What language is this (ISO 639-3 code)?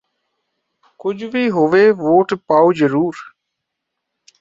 pan